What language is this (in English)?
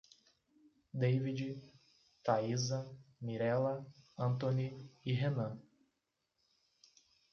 Portuguese